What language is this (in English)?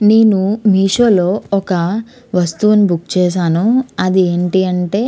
Telugu